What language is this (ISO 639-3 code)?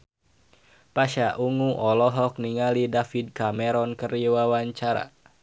sun